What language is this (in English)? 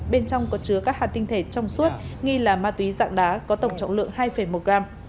Vietnamese